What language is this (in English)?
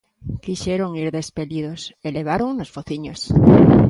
Galician